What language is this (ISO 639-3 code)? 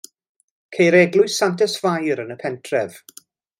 cym